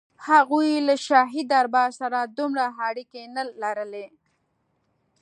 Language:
Pashto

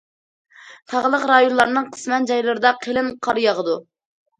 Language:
Uyghur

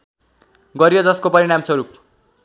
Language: Nepali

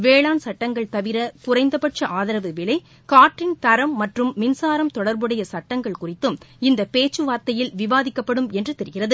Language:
Tamil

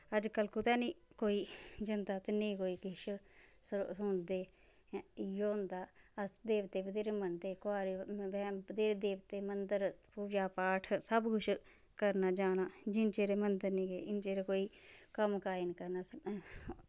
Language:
Dogri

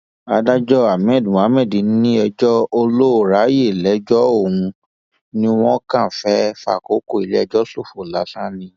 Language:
Yoruba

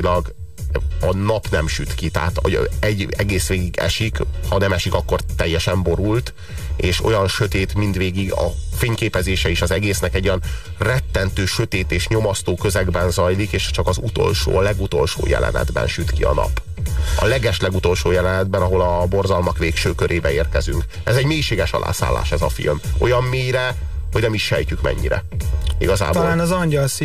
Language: Hungarian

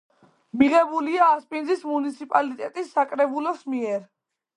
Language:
Georgian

